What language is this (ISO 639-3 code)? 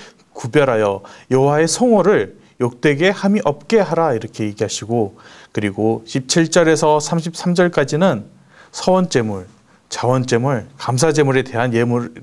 kor